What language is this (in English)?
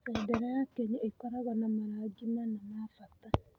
Kikuyu